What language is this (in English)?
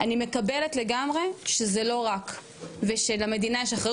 Hebrew